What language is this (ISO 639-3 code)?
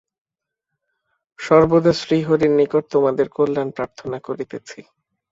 ben